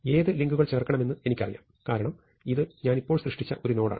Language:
Malayalam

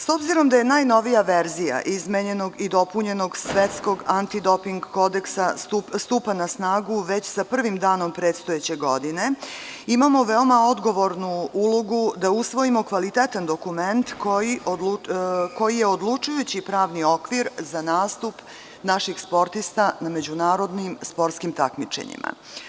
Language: Serbian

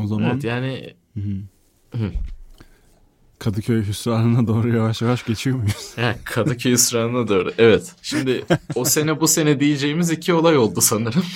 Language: Turkish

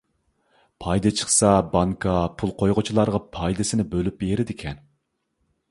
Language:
Uyghur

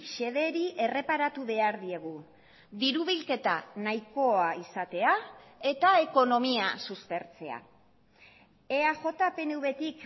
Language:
Basque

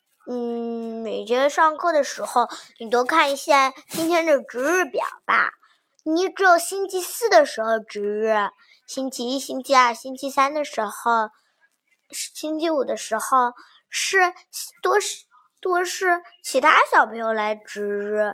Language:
Chinese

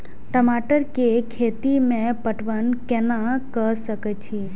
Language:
Maithili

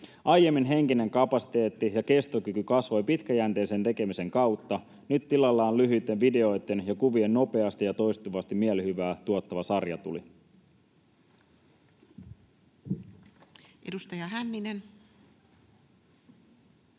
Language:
Finnish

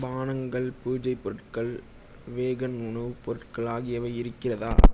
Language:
Tamil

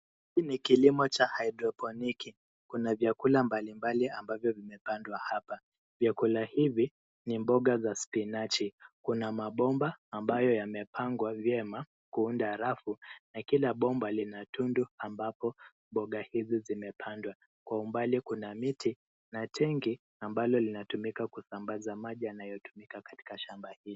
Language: Swahili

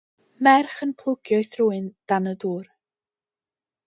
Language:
Welsh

